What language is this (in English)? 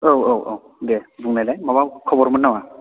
Bodo